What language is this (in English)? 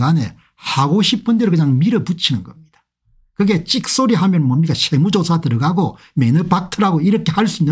Korean